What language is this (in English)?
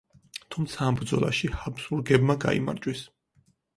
Georgian